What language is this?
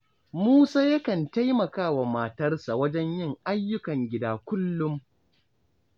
Hausa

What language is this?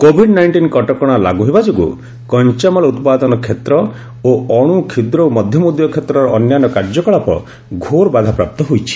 Odia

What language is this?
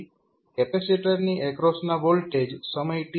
Gujarati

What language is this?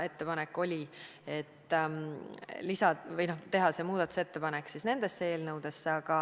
Estonian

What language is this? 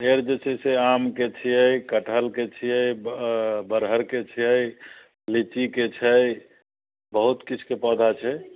Maithili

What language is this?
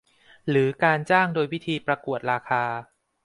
Thai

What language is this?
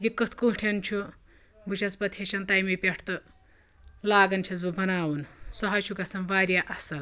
Kashmiri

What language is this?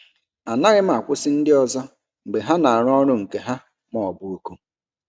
Igbo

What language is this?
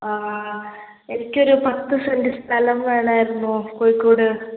Malayalam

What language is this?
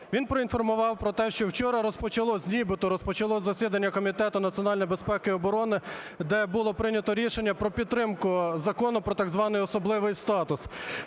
Ukrainian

